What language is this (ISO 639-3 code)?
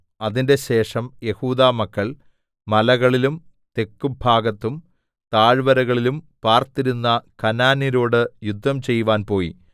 mal